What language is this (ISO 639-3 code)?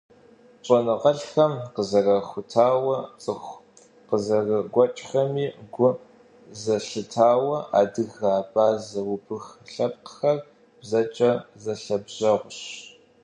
kbd